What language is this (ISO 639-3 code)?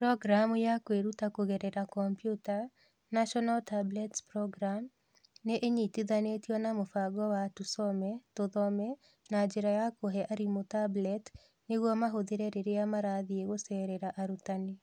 kik